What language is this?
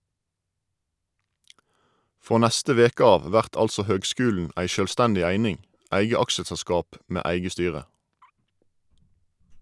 Norwegian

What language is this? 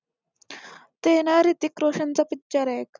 Marathi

